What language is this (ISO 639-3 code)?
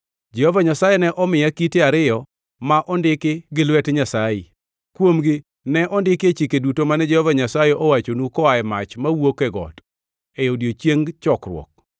luo